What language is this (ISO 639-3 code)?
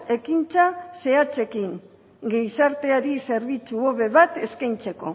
eus